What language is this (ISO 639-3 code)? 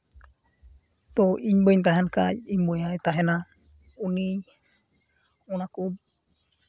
sat